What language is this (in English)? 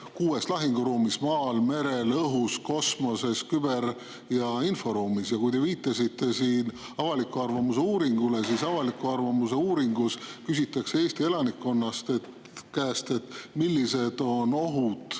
Estonian